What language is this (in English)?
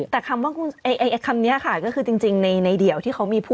Thai